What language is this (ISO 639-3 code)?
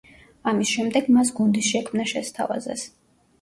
kat